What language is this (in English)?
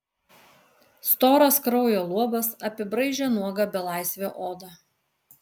Lithuanian